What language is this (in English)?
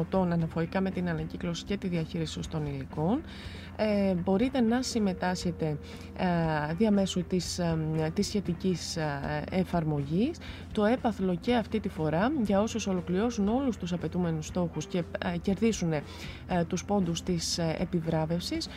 Greek